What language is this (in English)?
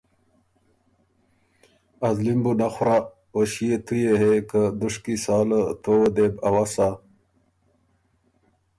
Ormuri